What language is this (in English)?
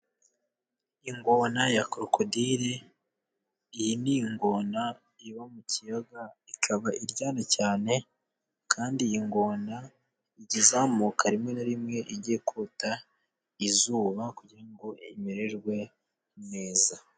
Kinyarwanda